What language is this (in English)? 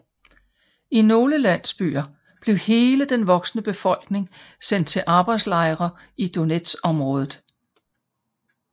Danish